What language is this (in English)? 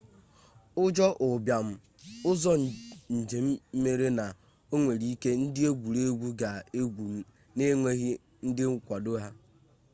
Igbo